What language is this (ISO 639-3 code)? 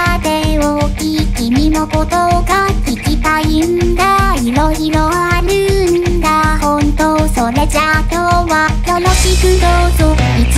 jpn